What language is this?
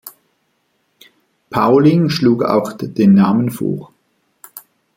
German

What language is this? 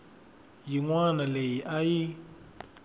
Tsonga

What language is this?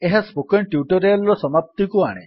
Odia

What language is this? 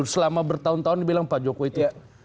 Indonesian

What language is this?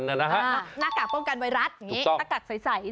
Thai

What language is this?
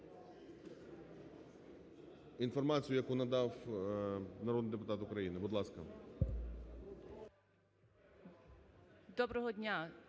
Ukrainian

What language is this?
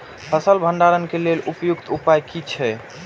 Maithili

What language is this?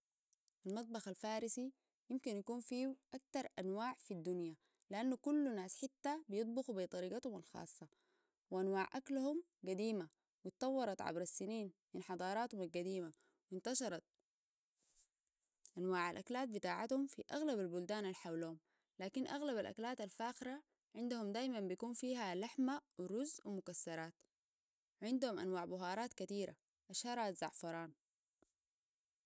Sudanese Arabic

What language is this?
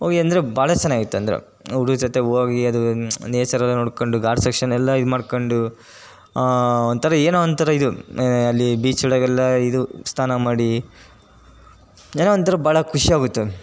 Kannada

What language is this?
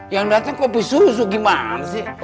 Indonesian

